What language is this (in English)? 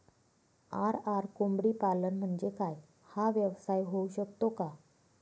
Marathi